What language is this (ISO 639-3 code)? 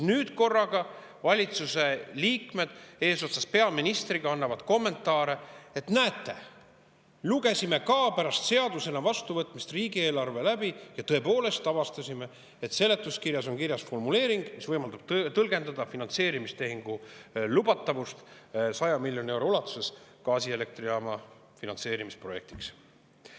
est